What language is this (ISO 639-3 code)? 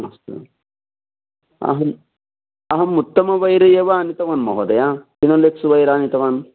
san